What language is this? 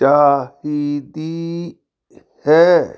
Punjabi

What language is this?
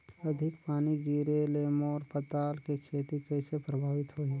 Chhattisgarhi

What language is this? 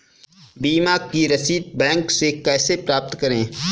Hindi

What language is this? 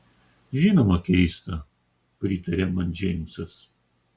Lithuanian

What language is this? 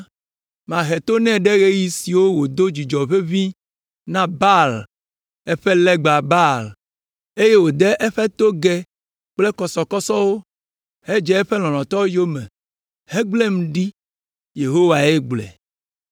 Ewe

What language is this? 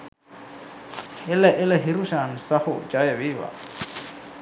Sinhala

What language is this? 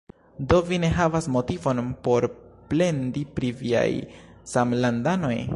Esperanto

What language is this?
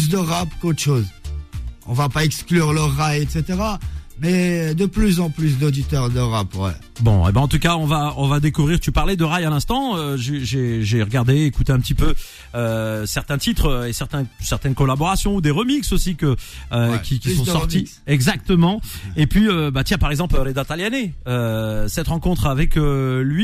French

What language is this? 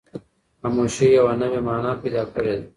Pashto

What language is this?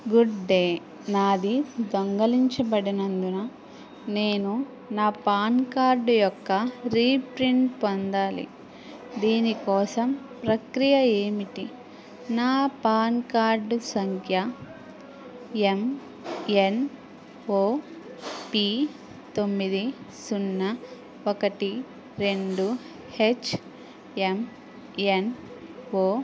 Telugu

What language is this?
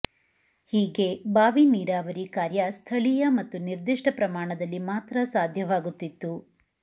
Kannada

